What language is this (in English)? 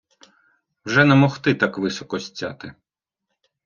Ukrainian